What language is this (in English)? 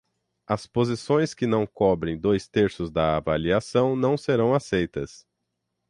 Portuguese